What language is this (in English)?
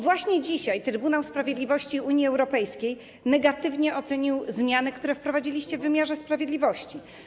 Polish